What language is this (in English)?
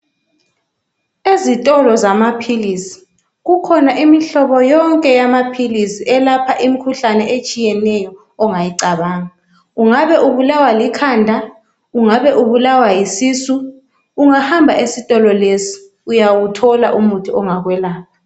North Ndebele